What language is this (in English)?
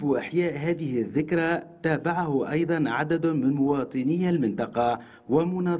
Arabic